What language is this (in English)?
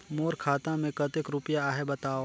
Chhattisgarhi